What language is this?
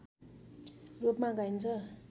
Nepali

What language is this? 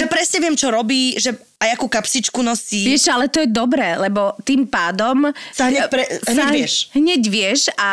Slovak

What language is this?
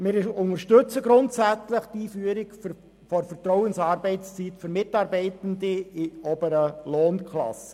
Swiss German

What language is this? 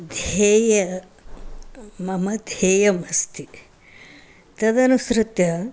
Sanskrit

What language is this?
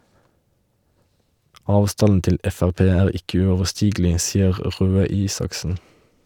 Norwegian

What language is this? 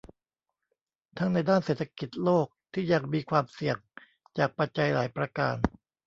Thai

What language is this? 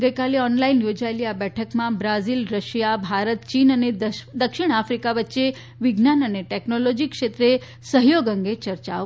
Gujarati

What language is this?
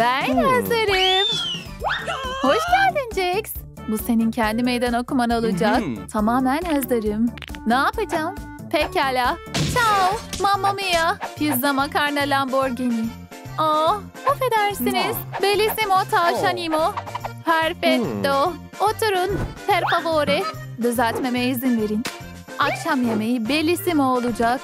Turkish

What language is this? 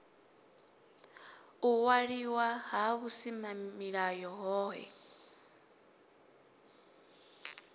Venda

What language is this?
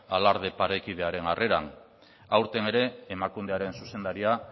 Basque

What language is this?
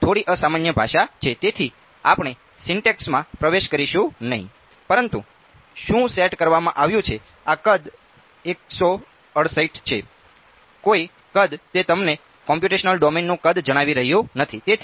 Gujarati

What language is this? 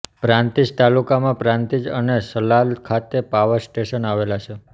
Gujarati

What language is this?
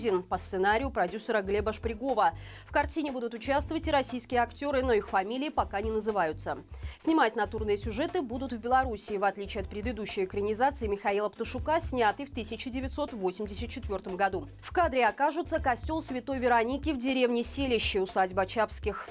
Russian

